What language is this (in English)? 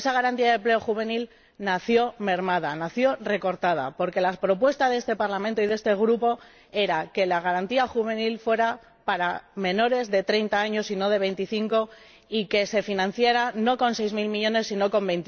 Spanish